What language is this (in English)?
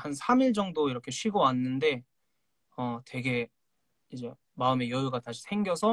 Korean